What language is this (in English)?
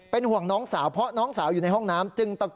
Thai